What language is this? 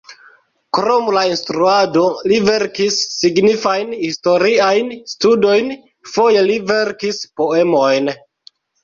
Esperanto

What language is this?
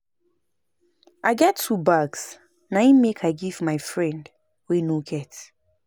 Nigerian Pidgin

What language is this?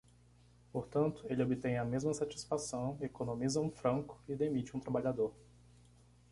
Portuguese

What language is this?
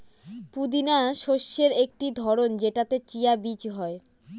Bangla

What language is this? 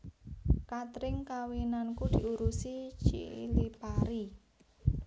Javanese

